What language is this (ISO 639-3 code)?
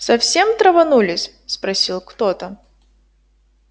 rus